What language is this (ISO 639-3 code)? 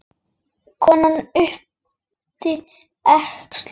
isl